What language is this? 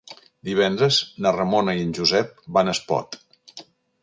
Catalan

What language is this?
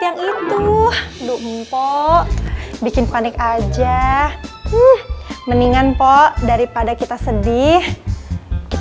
Indonesian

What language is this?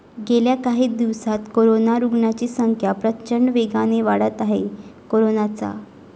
Marathi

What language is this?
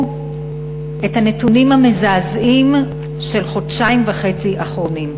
Hebrew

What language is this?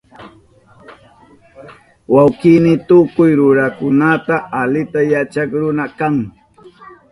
Southern Pastaza Quechua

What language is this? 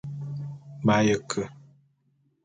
Bulu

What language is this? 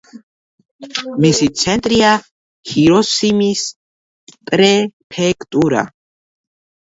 Georgian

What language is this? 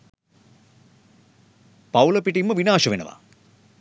Sinhala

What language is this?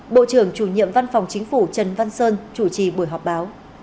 Vietnamese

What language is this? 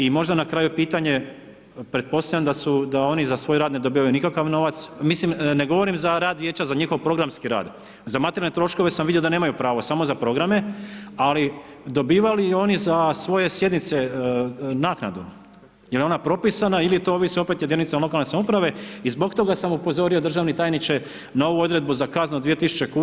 Croatian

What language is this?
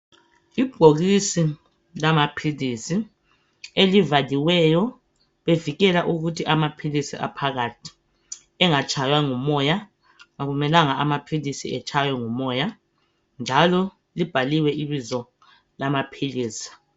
North Ndebele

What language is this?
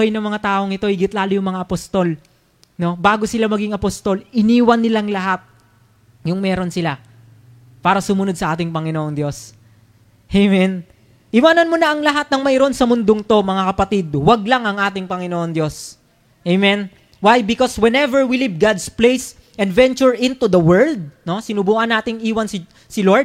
Filipino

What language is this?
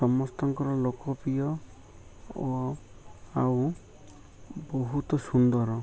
Odia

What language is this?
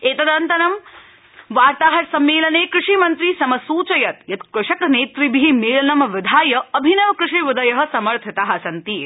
Sanskrit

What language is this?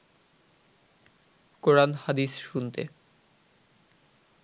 Bangla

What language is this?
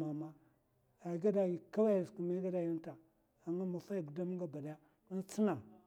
Mafa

